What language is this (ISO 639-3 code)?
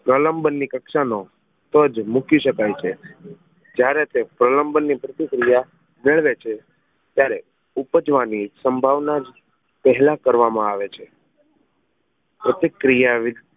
guj